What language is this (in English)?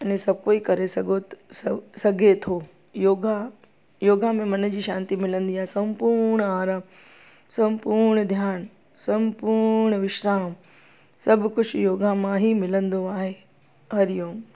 Sindhi